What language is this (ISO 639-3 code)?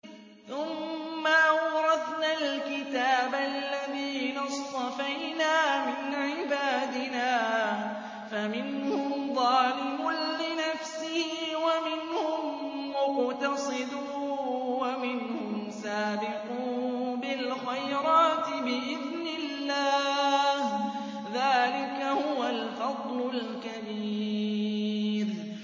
ara